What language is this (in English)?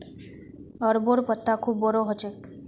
Magahi